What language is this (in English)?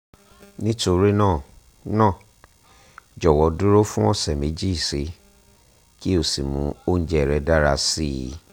Yoruba